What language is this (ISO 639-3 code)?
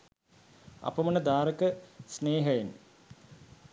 sin